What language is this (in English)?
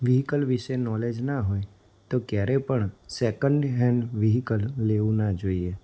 Gujarati